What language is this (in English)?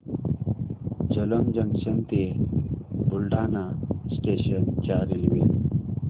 Marathi